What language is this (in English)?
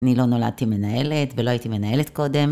Hebrew